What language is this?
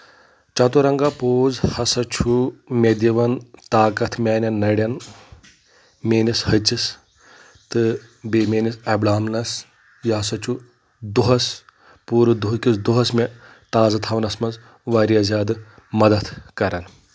Kashmiri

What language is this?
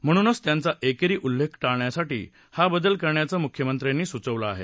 Marathi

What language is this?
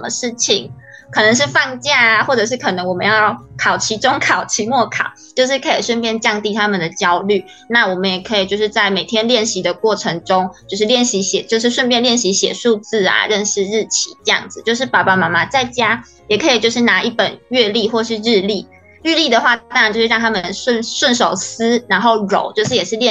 Chinese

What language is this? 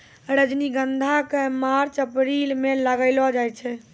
Maithili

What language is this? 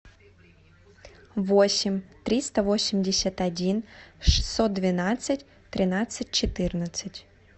Russian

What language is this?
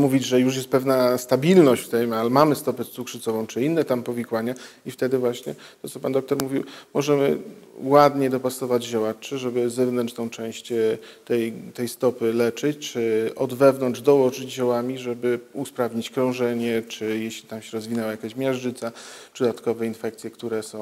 Polish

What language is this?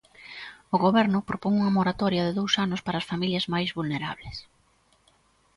Galician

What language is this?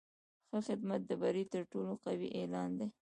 Pashto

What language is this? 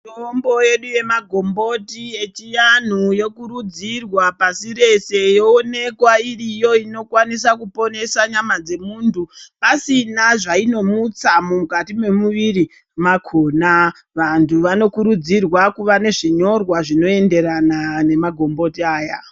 Ndau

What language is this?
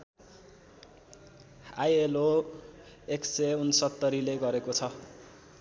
Nepali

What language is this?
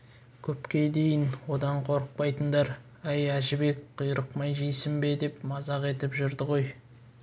Kazakh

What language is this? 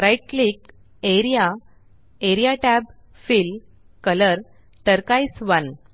Marathi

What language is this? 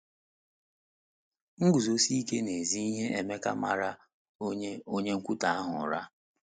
Igbo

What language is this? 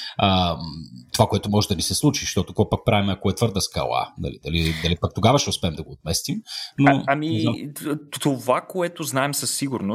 Bulgarian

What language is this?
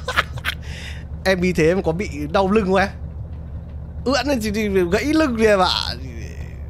Vietnamese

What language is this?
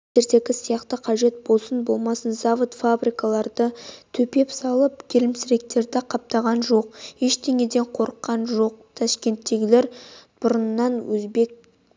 Kazakh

